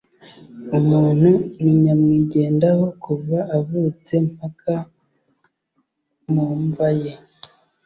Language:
Kinyarwanda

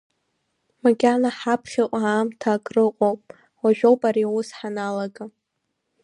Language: Abkhazian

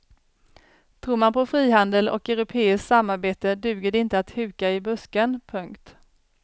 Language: Swedish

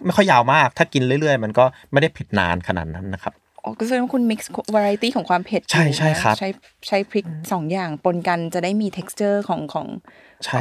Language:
Thai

